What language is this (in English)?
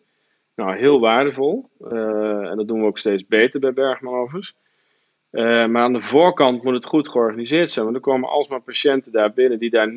Dutch